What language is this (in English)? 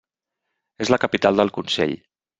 Catalan